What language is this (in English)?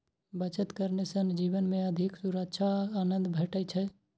Maithili